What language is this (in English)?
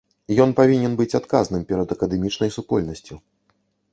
Belarusian